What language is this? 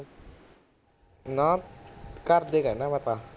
Punjabi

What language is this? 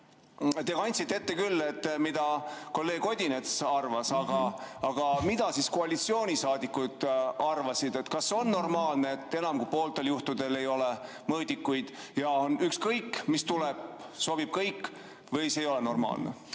Estonian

